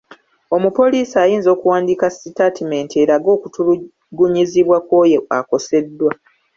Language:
Ganda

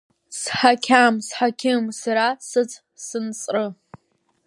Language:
Abkhazian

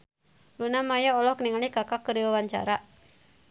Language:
Sundanese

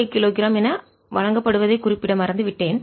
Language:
Tamil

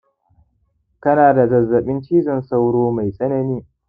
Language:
Hausa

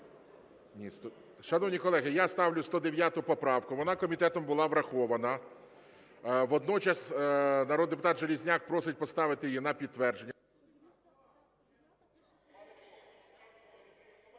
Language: Ukrainian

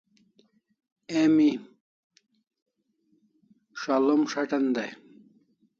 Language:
Kalasha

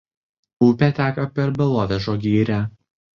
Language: Lithuanian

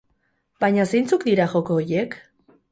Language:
Basque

